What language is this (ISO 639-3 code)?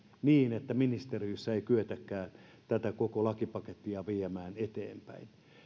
fin